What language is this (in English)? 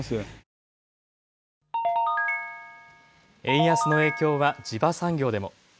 Japanese